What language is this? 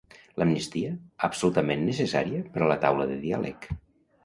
Catalan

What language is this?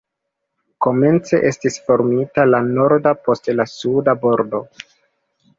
Esperanto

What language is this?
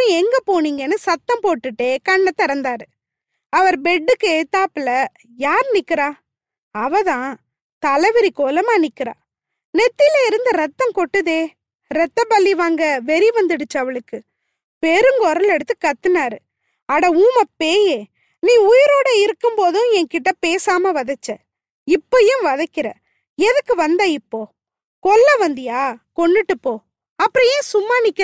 Tamil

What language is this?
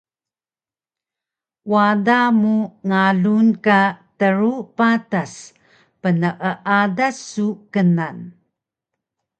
Taroko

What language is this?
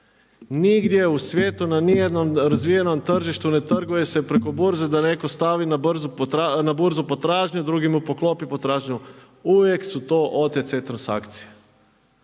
Croatian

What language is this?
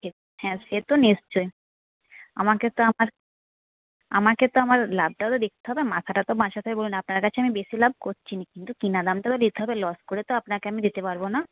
Bangla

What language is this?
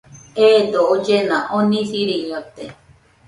Nüpode Huitoto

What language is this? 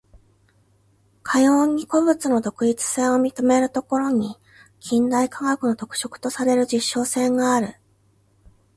Japanese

